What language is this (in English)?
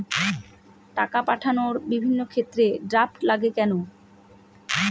Bangla